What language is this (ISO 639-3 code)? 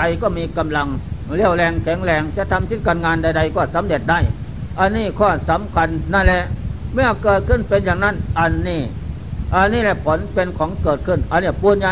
tha